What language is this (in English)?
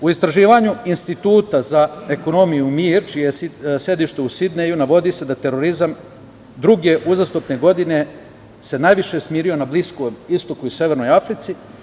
Serbian